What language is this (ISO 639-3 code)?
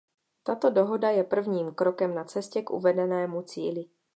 ces